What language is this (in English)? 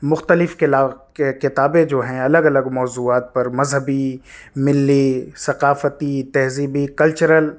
Urdu